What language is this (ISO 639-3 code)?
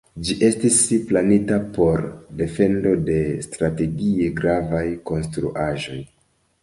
epo